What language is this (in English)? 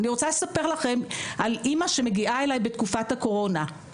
Hebrew